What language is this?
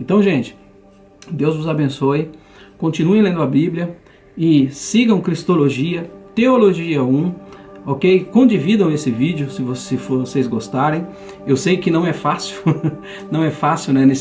Portuguese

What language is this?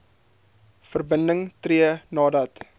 Afrikaans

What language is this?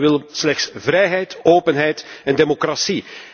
Dutch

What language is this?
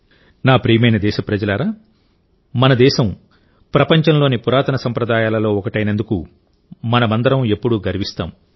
Telugu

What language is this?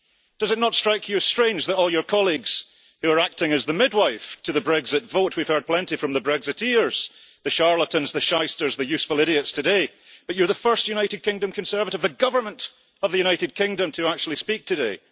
English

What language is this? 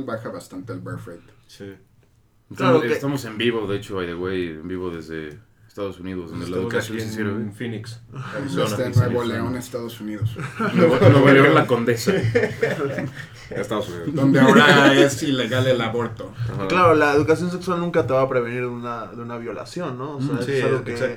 Spanish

